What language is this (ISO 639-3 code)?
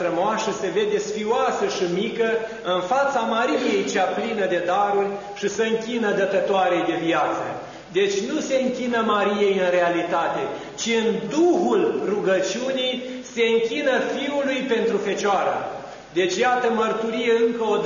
ron